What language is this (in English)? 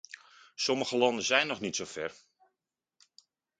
Dutch